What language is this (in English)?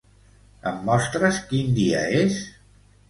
Catalan